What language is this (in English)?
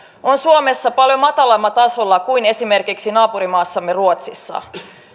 Finnish